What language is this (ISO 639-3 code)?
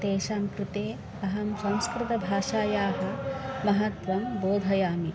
san